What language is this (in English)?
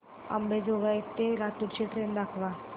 Marathi